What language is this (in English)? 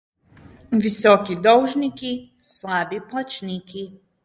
Slovenian